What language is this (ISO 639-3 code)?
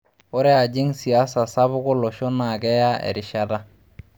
mas